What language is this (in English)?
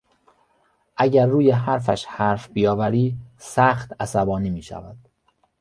Persian